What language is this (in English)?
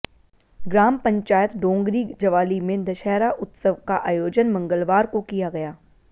Hindi